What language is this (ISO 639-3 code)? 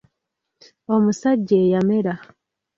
lug